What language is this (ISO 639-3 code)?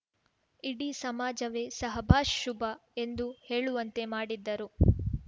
kan